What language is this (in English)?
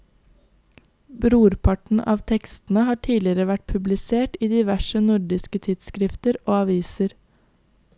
Norwegian